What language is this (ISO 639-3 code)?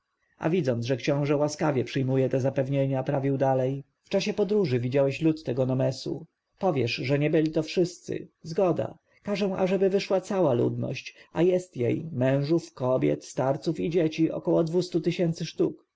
pol